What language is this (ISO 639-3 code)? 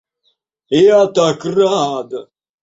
rus